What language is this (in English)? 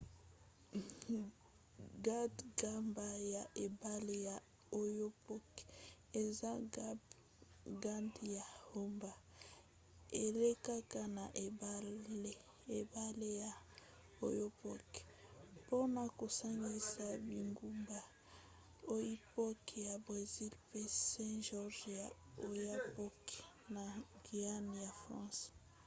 Lingala